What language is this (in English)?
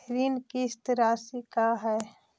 Magahi